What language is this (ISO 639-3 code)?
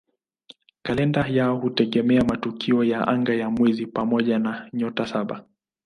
swa